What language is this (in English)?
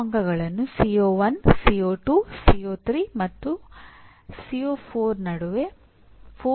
Kannada